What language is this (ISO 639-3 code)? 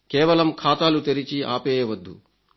tel